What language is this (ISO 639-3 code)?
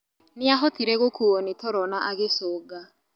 kik